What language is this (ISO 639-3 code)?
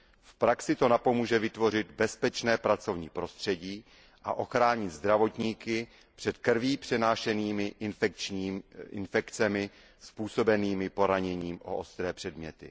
ces